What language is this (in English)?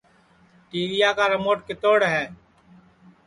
Sansi